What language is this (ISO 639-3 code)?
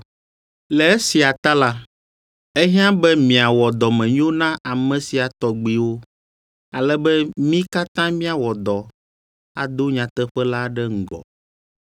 ewe